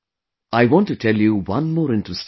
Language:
English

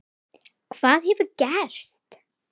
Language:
Icelandic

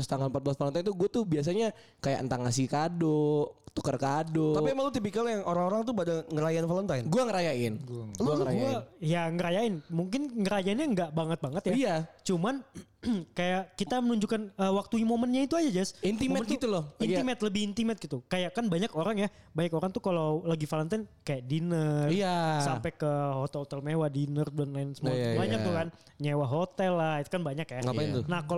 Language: Indonesian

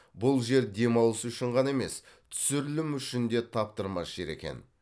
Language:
Kazakh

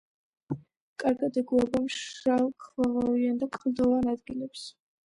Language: Georgian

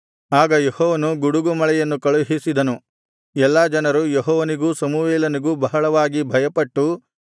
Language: Kannada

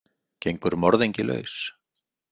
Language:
Icelandic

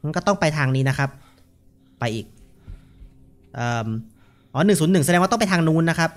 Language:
Thai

